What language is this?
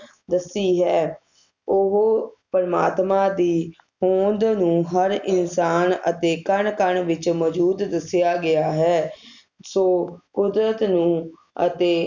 Punjabi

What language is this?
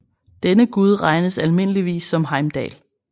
Danish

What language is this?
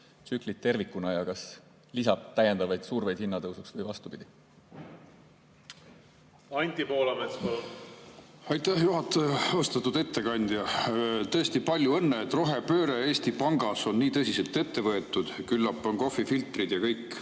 Estonian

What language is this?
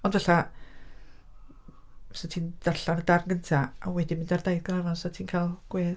Welsh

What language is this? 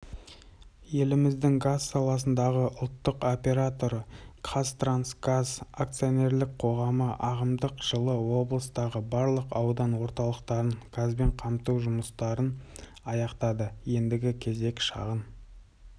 Kazakh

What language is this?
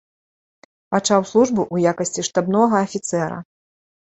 Belarusian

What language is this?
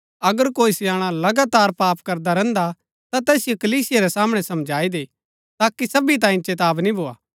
Gaddi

